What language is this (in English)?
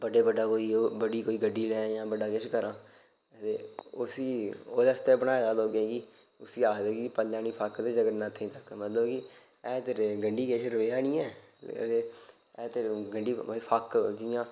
Dogri